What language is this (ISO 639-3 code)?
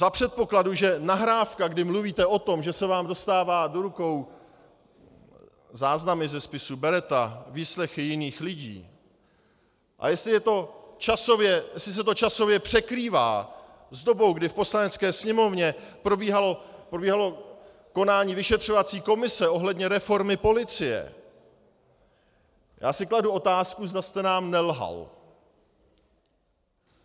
ces